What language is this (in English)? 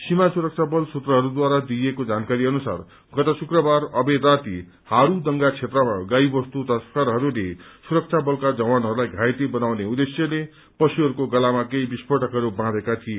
Nepali